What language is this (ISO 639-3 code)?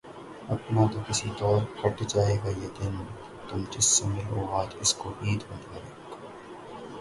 urd